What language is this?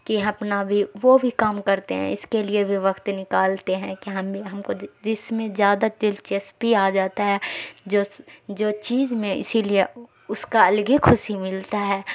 Urdu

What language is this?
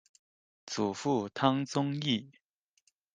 Chinese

